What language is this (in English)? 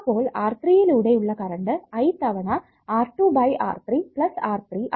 Malayalam